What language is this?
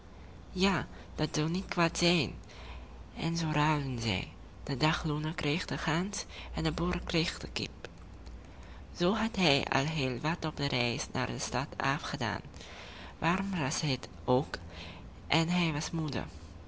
Dutch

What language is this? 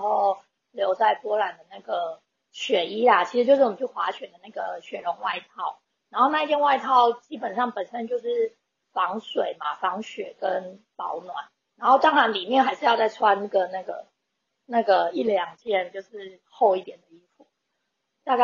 Chinese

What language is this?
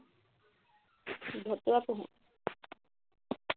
Assamese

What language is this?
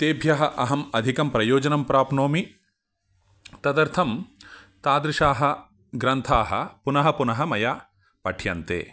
Sanskrit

